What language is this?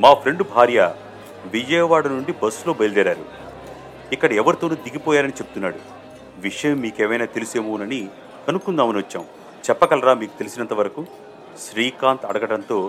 Telugu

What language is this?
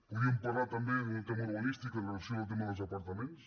Catalan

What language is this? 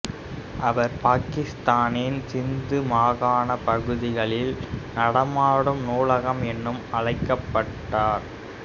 Tamil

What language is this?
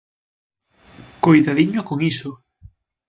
Galician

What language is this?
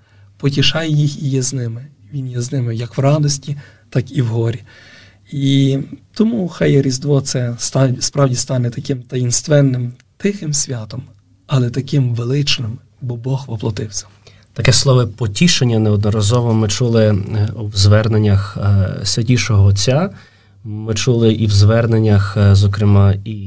Ukrainian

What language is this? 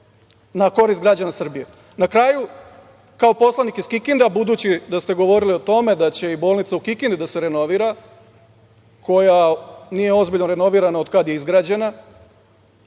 Serbian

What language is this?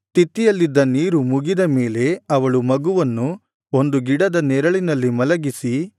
Kannada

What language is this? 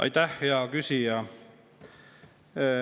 Estonian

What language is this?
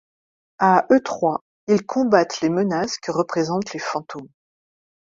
French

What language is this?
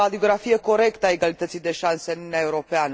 Romanian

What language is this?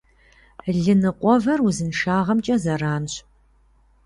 Kabardian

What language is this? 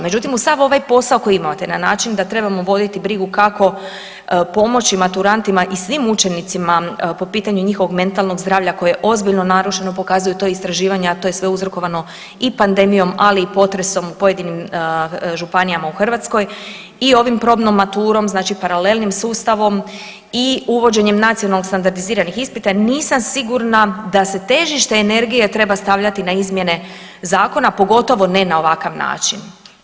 Croatian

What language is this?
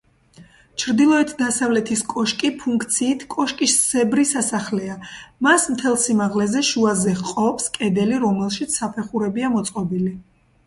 Georgian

